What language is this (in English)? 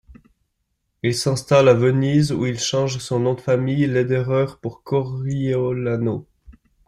French